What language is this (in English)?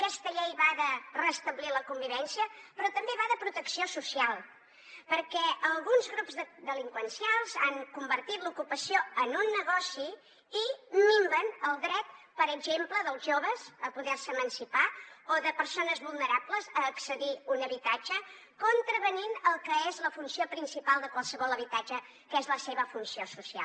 Catalan